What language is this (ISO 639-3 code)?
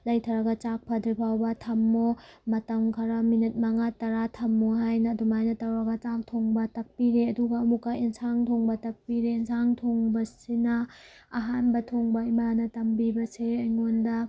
mni